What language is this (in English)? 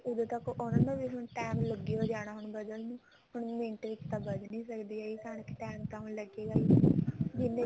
Punjabi